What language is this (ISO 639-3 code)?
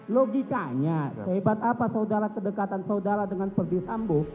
ind